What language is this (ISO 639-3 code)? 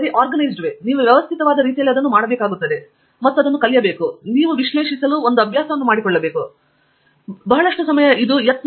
kan